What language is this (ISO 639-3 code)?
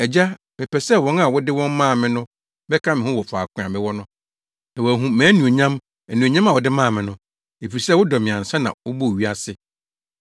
aka